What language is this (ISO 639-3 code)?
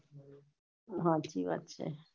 guj